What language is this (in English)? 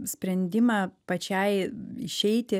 Lithuanian